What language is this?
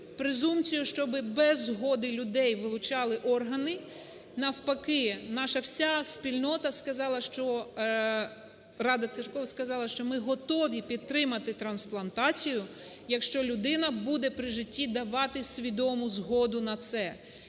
Ukrainian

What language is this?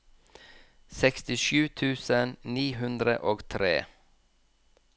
Norwegian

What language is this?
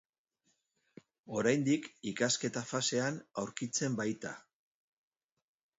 Basque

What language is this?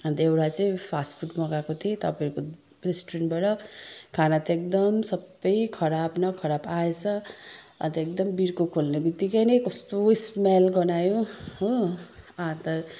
Nepali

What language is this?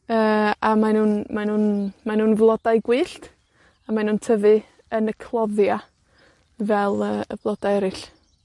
Welsh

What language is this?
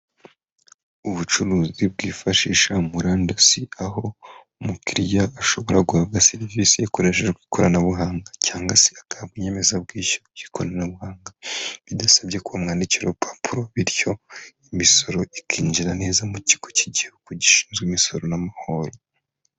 Kinyarwanda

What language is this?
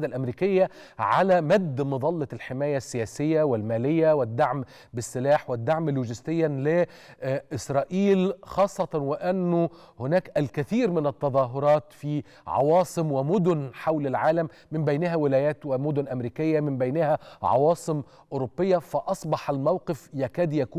Arabic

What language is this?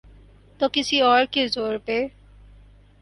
Urdu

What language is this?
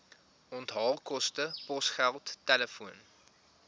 Afrikaans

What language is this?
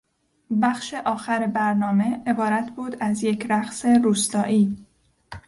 Persian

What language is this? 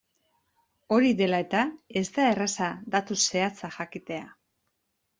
Basque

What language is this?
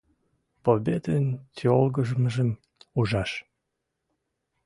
Western Mari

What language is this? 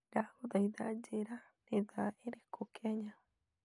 Kikuyu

